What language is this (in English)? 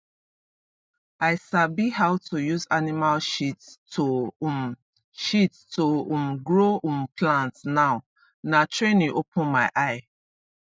Nigerian Pidgin